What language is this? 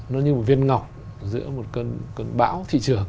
Vietnamese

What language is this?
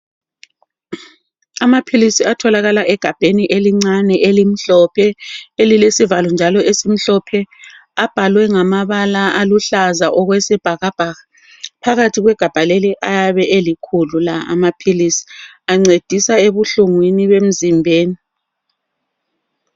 North Ndebele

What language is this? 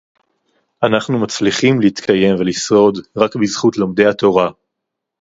Hebrew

